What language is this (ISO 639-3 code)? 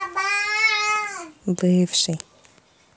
rus